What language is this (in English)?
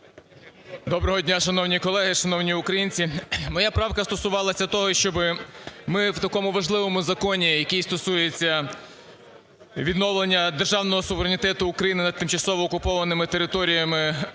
Ukrainian